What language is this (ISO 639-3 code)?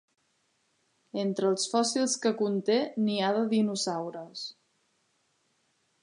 cat